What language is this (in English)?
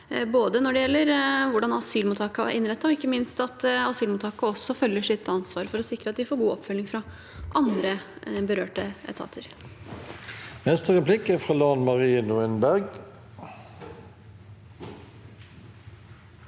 Norwegian